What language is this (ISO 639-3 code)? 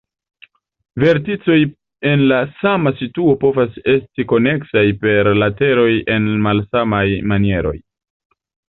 epo